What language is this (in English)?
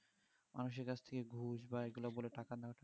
Bangla